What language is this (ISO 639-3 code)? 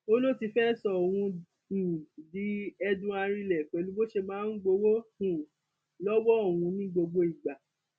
yor